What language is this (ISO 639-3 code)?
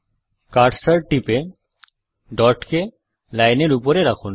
ben